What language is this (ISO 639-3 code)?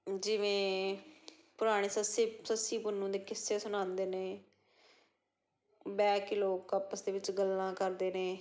pan